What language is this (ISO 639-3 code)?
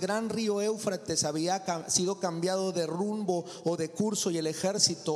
spa